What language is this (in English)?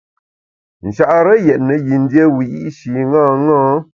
Bamun